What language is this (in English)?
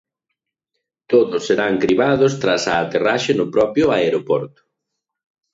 Galician